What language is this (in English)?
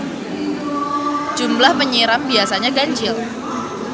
Sundanese